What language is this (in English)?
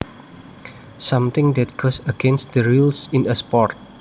Javanese